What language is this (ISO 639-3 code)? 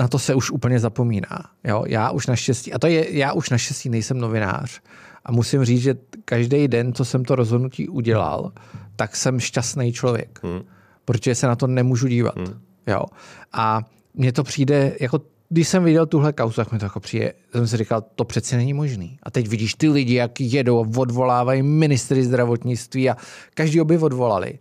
ces